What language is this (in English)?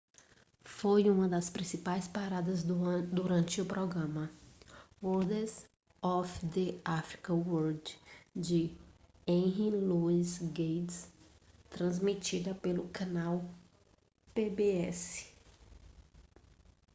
Portuguese